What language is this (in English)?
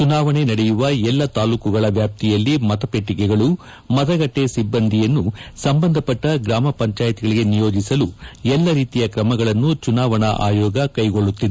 Kannada